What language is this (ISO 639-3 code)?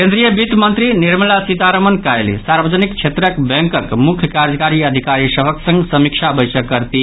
mai